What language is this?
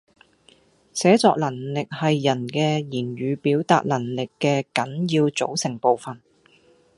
Cantonese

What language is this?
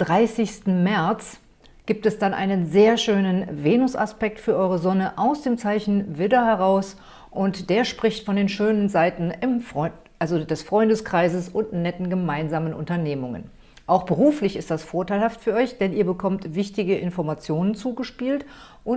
German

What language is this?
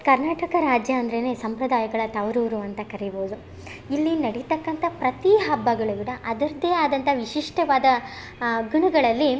Kannada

